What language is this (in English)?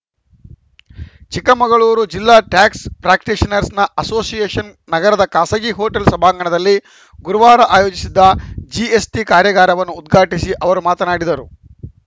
Kannada